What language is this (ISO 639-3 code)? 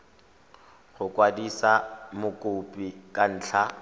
tsn